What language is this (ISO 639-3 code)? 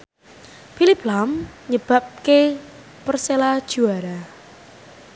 jav